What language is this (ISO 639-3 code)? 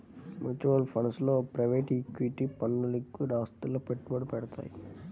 tel